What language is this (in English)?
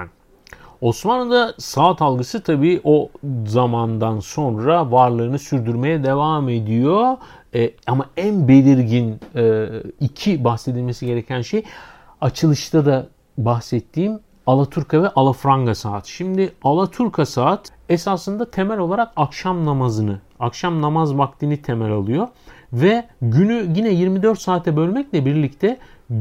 Turkish